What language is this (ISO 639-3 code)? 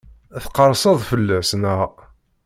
kab